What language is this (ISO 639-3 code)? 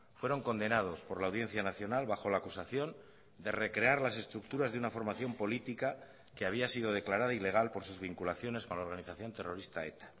spa